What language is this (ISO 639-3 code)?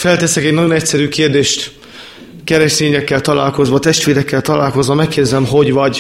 hun